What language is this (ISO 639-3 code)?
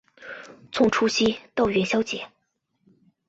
zho